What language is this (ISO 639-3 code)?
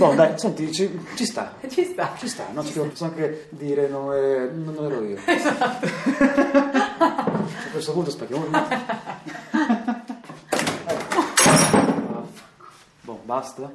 ita